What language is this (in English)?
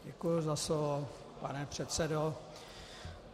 Czech